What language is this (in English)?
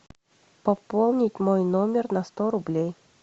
Russian